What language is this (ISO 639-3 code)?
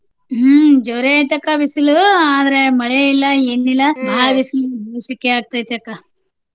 kan